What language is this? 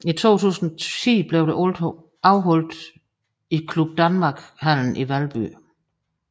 Danish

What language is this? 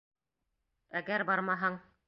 Bashkir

